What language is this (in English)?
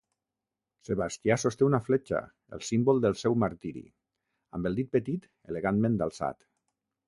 Catalan